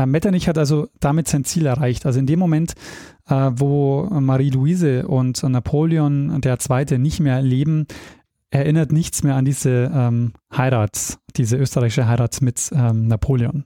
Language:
German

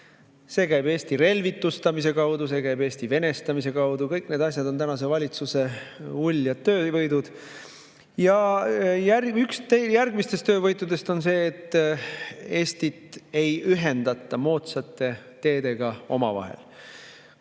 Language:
Estonian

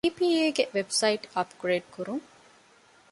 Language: Divehi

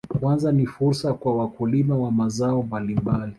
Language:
Swahili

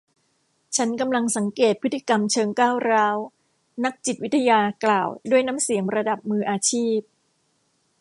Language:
Thai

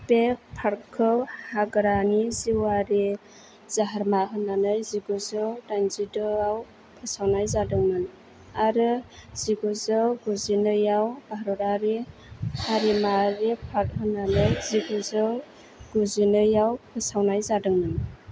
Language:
Bodo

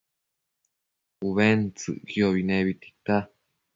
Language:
Matsés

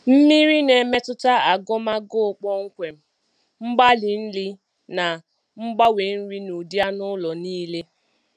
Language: Igbo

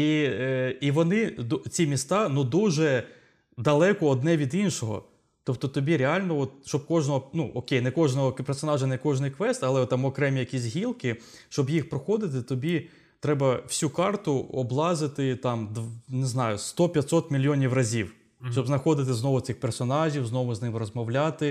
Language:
Ukrainian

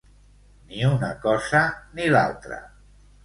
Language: Catalan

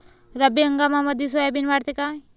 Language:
Marathi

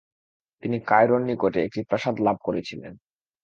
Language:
Bangla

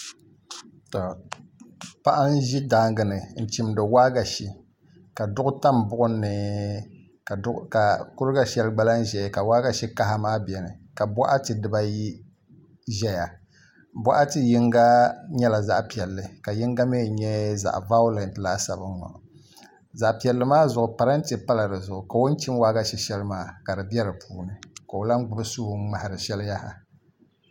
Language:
Dagbani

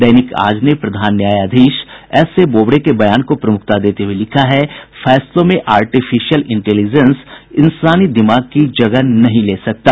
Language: Hindi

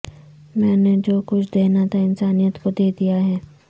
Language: Urdu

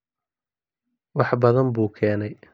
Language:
Somali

